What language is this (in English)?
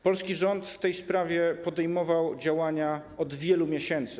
Polish